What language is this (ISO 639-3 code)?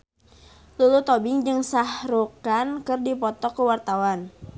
sun